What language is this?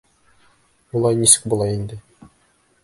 Bashkir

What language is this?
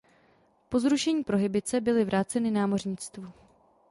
Czech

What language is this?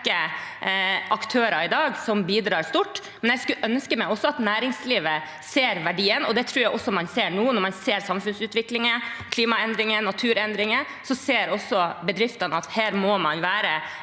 Norwegian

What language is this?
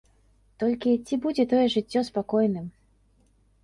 Belarusian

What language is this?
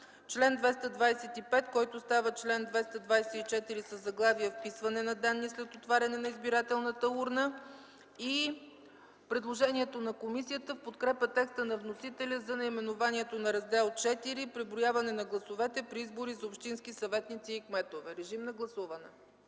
Bulgarian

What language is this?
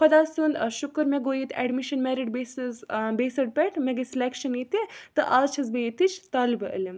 Kashmiri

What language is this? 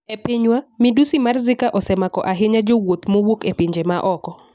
Luo (Kenya and Tanzania)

